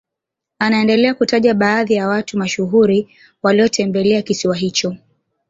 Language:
Swahili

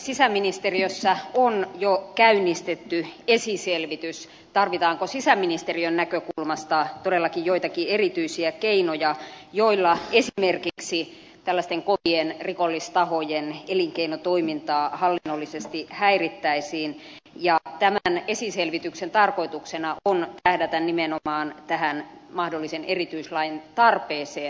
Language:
Finnish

